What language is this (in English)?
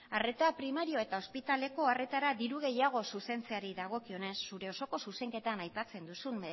Basque